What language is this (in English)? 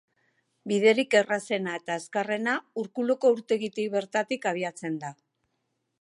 Basque